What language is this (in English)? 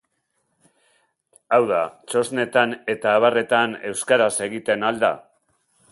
Basque